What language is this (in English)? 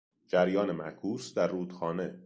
Persian